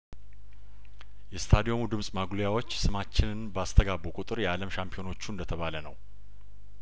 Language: Amharic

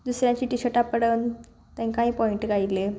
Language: Konkani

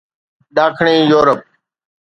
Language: Sindhi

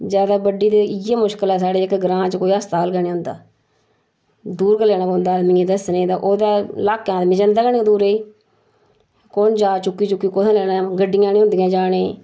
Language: Dogri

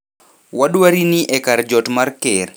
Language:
Luo (Kenya and Tanzania)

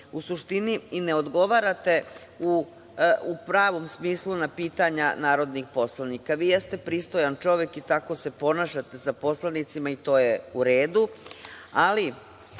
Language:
Serbian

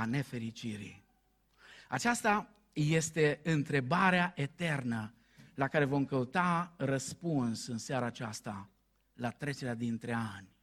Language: Romanian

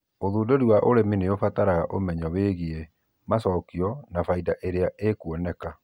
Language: Kikuyu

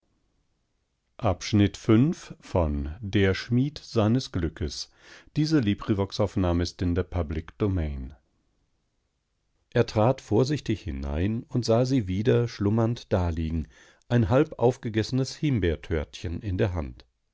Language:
German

